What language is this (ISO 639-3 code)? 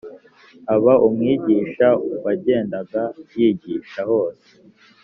kin